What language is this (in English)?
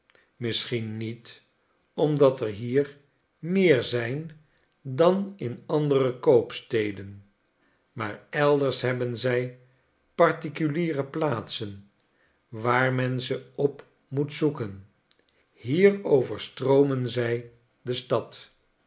Dutch